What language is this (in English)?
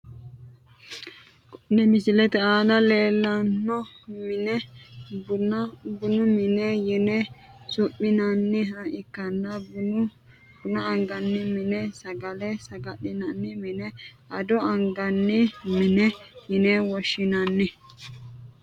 Sidamo